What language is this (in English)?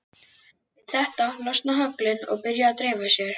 Icelandic